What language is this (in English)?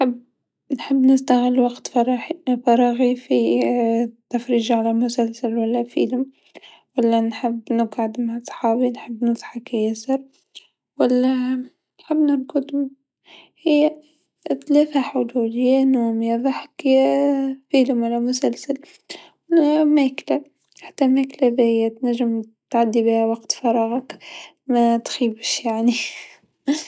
Tunisian Arabic